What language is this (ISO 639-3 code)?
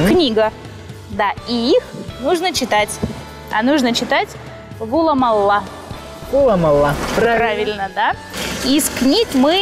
rus